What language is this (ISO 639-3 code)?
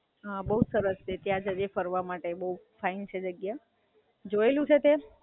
guj